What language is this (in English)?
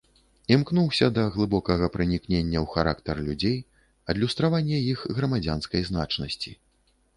Belarusian